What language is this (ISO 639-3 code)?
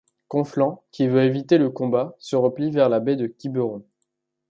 fra